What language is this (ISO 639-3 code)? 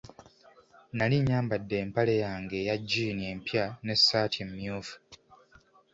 lug